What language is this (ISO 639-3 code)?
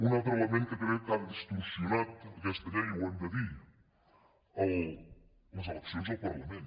cat